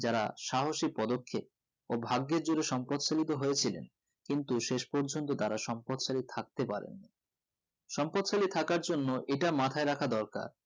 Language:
Bangla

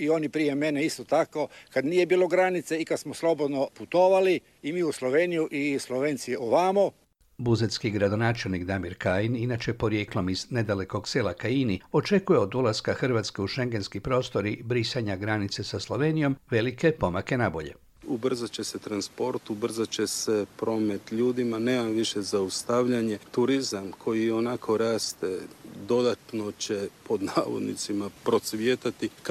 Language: Croatian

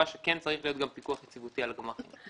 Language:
Hebrew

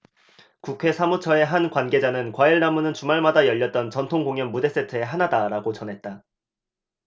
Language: Korean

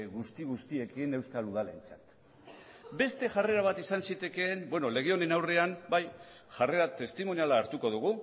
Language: Basque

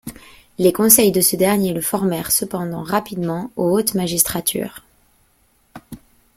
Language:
French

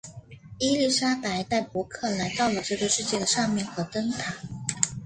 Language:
Chinese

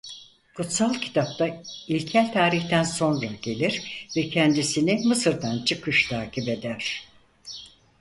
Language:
Turkish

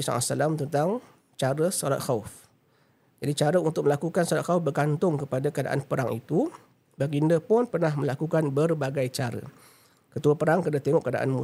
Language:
Malay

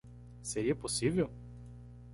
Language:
Portuguese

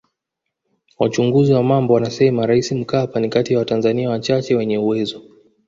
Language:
Swahili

